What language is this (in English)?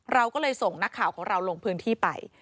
Thai